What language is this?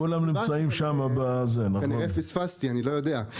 Hebrew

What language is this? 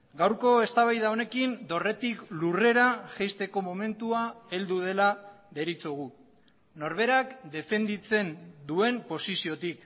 Basque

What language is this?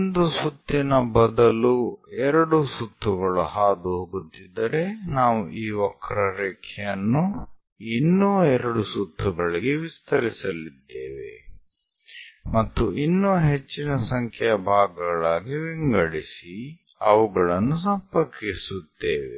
Kannada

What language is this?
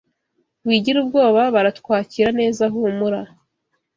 Kinyarwanda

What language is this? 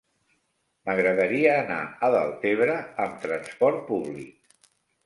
Catalan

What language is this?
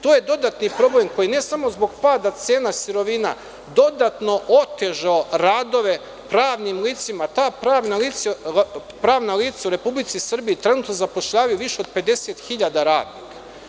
Serbian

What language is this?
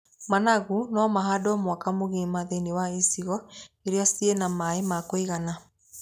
Kikuyu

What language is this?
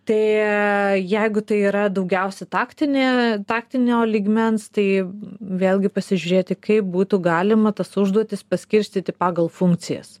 Lithuanian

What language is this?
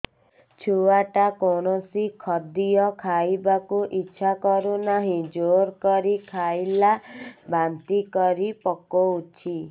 Odia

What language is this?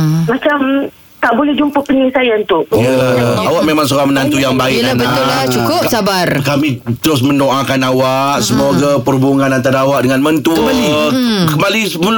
Malay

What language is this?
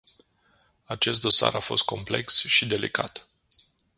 Romanian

